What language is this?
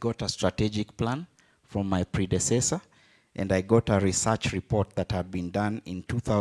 English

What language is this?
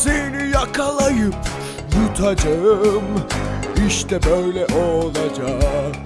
Turkish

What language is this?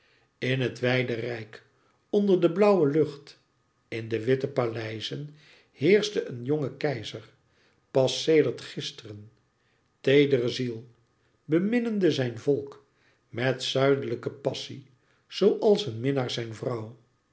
Dutch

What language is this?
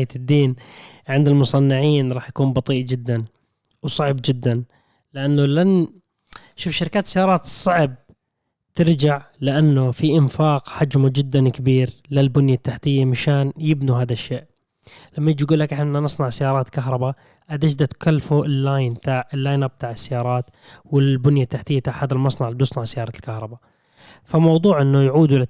Arabic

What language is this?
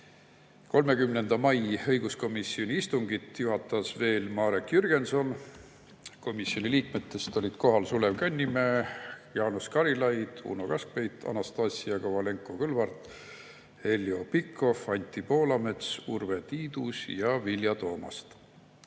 Estonian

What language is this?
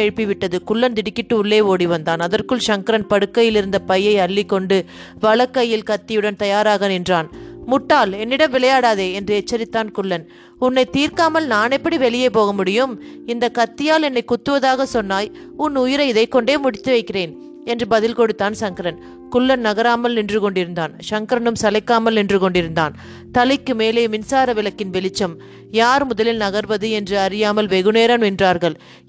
Tamil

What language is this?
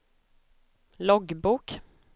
Swedish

